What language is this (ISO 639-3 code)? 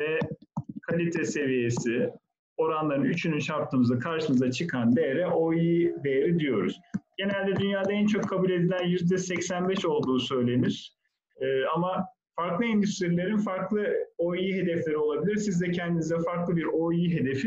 tur